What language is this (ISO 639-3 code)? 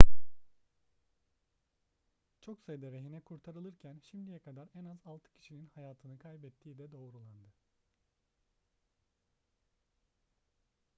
tur